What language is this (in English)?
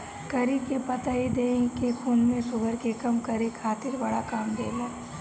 Bhojpuri